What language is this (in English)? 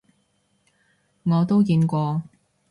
Cantonese